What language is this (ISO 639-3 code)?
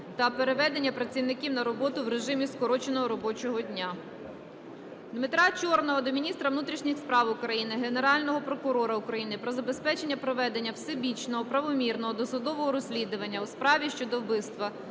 ukr